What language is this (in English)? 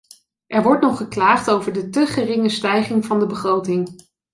Dutch